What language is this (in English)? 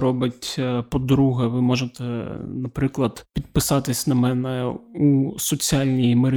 Ukrainian